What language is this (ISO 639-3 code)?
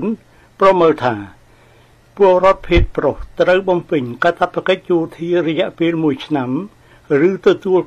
tha